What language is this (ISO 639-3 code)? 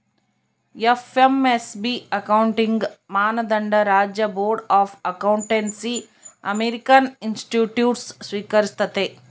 kan